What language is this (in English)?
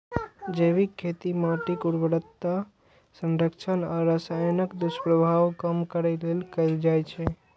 Maithili